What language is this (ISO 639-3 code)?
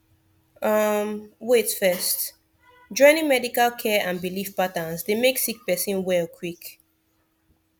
pcm